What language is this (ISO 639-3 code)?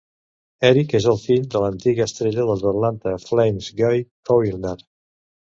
cat